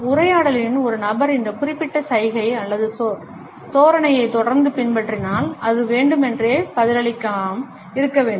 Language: Tamil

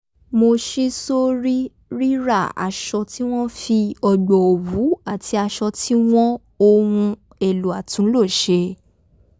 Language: Yoruba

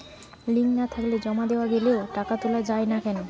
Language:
Bangla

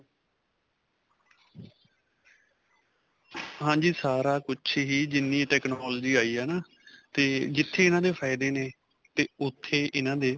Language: Punjabi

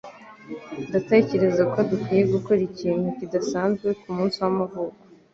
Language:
Kinyarwanda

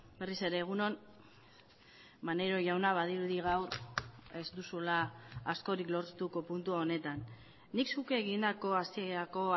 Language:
Basque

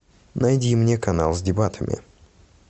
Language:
Russian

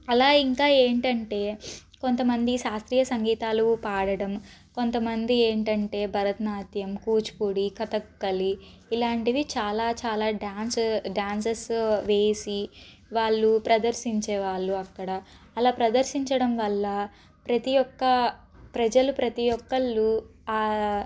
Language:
Telugu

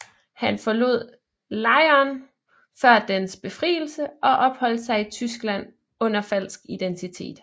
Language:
Danish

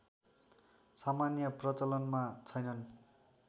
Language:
Nepali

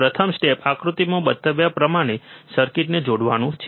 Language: Gujarati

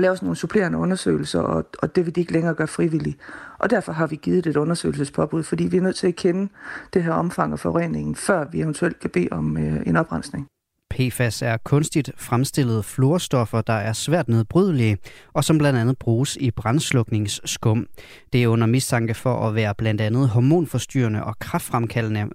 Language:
Danish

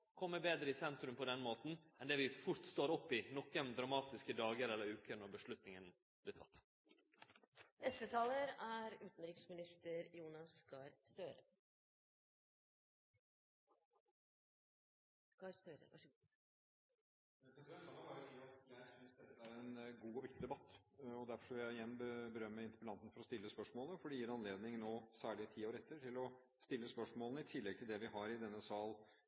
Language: Norwegian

